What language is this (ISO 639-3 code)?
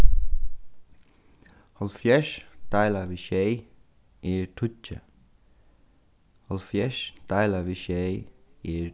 fao